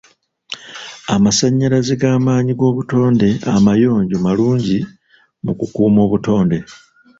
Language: Ganda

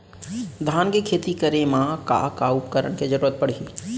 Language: Chhattisgarhi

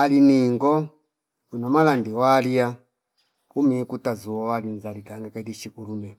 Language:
Fipa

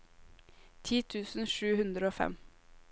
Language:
Norwegian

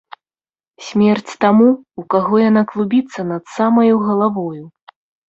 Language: Belarusian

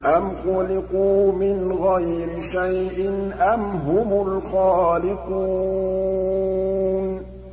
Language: Arabic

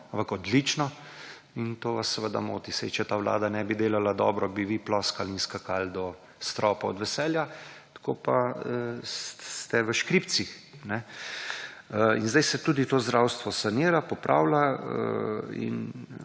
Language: Slovenian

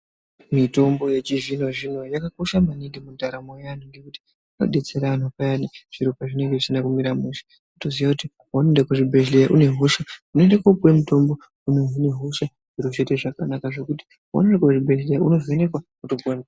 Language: Ndau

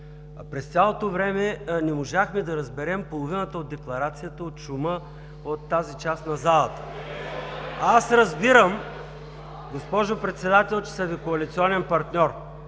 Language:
Bulgarian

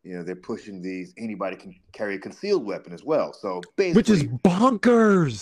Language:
English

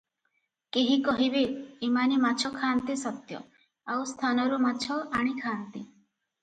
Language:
Odia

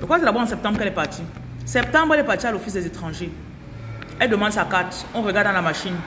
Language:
French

